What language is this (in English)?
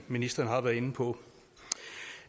Danish